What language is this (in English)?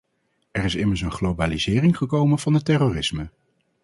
Dutch